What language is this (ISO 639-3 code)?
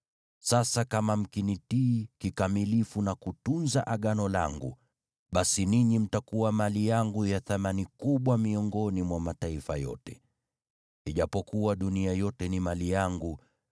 swa